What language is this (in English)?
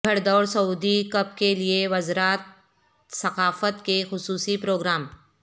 Urdu